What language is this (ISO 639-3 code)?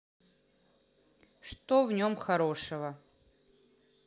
rus